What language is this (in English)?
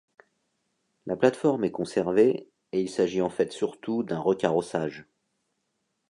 French